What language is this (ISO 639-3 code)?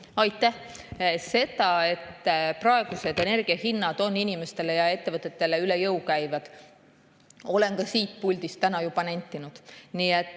est